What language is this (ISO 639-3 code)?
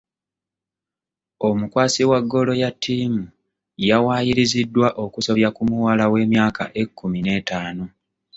lug